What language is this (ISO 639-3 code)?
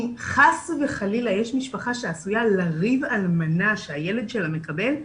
heb